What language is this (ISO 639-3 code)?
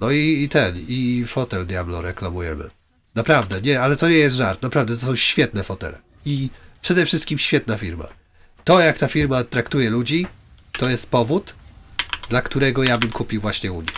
pol